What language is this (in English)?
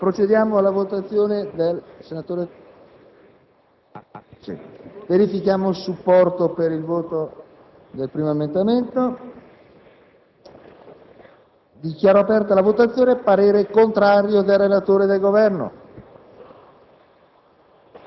Italian